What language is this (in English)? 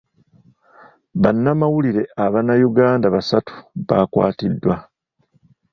Ganda